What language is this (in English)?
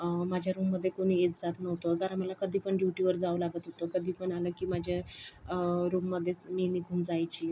Marathi